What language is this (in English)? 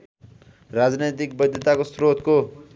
Nepali